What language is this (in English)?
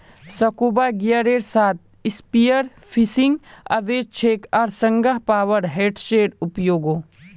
Magahi